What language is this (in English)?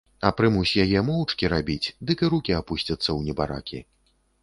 Belarusian